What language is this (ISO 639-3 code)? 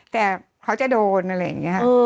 tha